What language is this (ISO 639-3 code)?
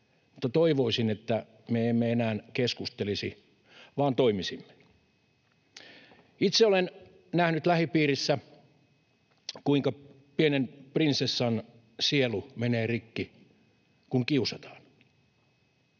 fin